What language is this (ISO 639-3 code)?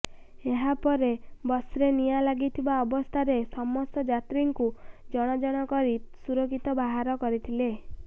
ori